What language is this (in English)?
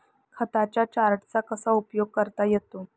Marathi